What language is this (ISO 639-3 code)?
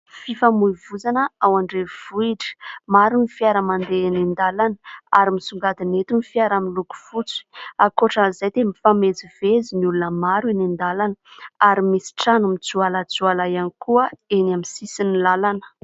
mlg